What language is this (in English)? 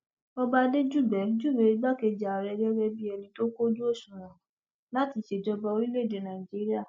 Yoruba